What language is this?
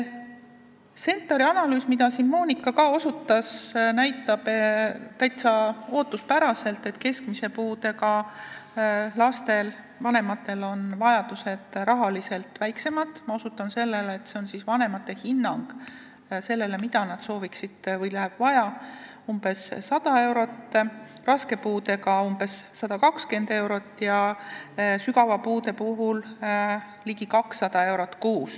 Estonian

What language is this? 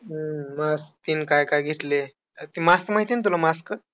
Marathi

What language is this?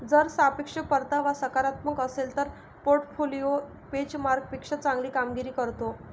Marathi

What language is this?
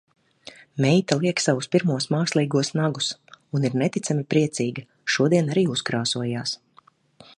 Latvian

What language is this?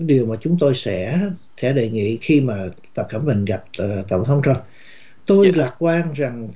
Vietnamese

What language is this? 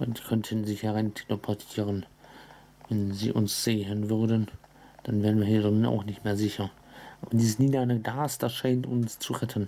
German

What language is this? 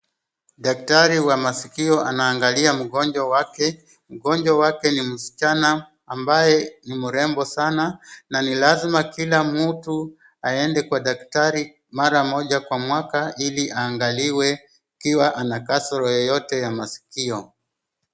Swahili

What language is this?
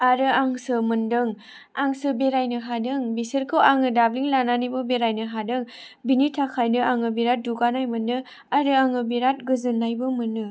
Bodo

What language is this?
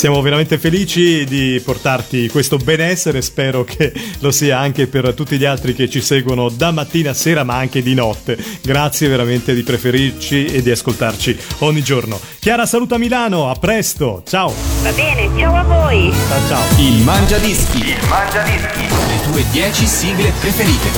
Italian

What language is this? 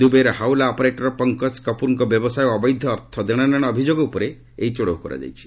Odia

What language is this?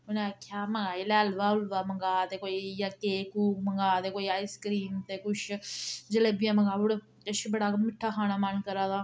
Dogri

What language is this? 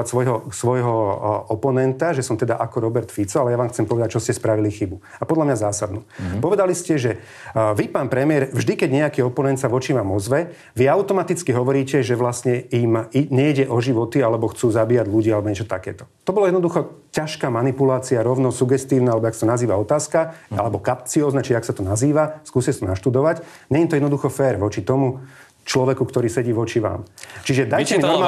Slovak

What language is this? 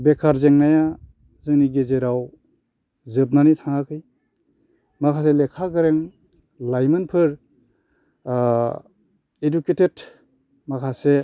Bodo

